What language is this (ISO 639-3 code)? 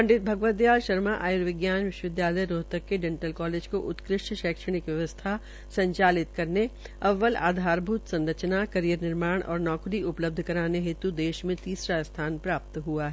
hin